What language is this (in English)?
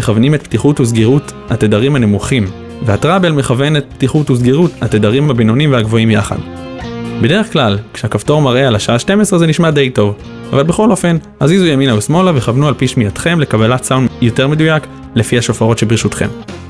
Hebrew